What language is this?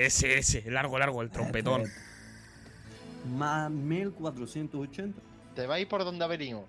Spanish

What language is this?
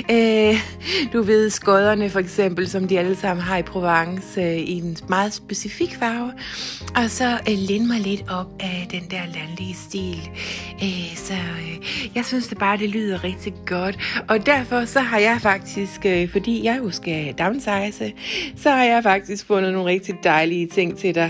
Danish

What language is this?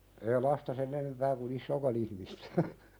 Finnish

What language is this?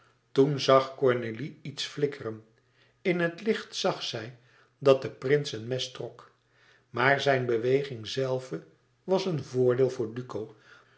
Dutch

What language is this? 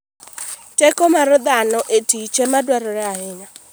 Luo (Kenya and Tanzania)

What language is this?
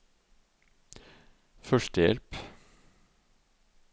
Norwegian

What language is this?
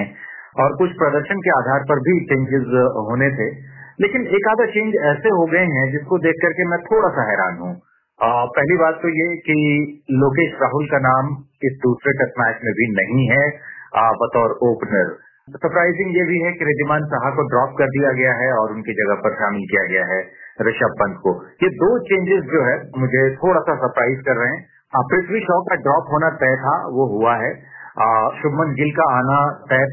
Hindi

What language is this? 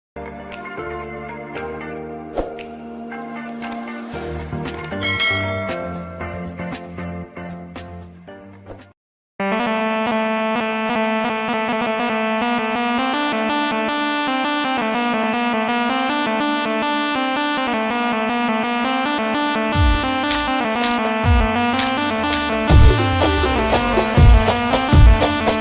Arabic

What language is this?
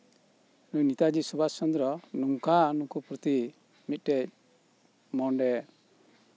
Santali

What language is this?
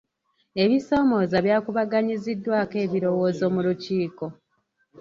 Ganda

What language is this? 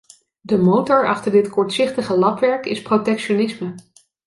Dutch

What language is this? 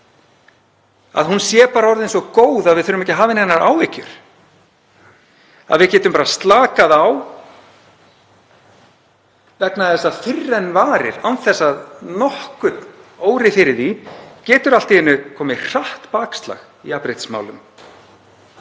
Icelandic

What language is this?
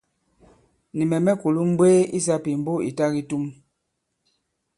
Bankon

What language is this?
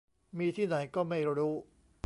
Thai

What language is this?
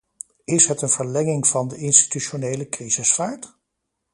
Dutch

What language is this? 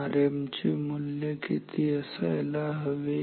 Marathi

